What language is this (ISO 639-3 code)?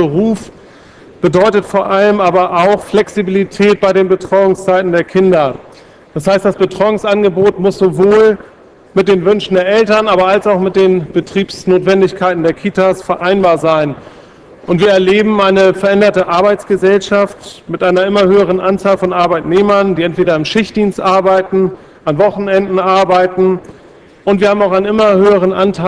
deu